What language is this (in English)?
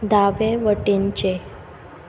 Konkani